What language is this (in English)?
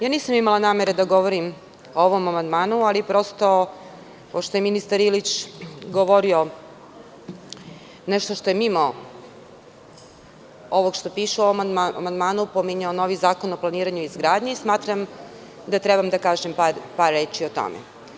Serbian